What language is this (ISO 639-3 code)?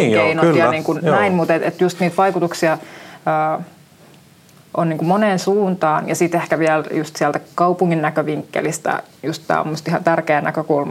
fin